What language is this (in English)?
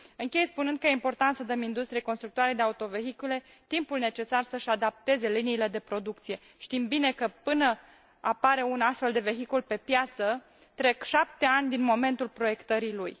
Romanian